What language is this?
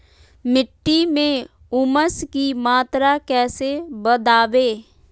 Magahi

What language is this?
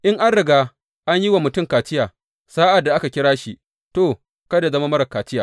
Hausa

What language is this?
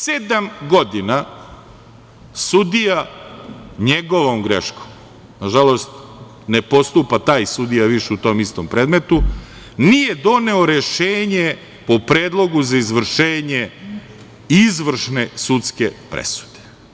Serbian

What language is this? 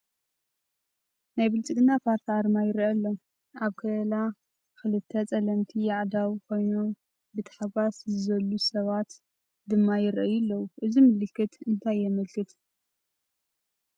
Tigrinya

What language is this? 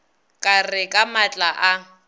Northern Sotho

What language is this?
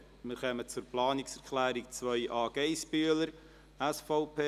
Swiss German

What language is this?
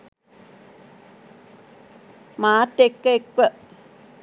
Sinhala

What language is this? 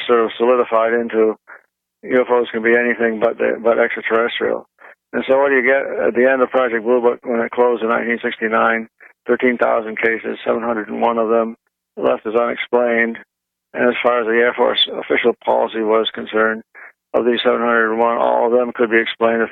English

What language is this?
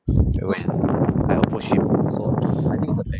English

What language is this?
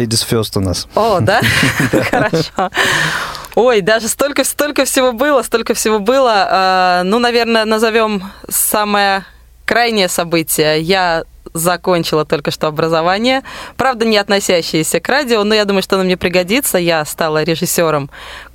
Russian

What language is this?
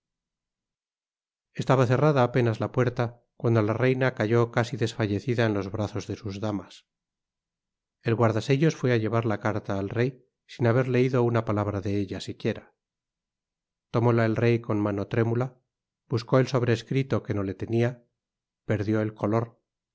Spanish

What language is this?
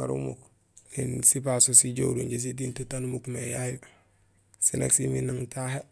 Gusilay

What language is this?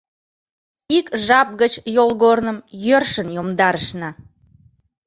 Mari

